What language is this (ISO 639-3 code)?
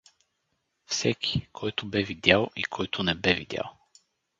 bul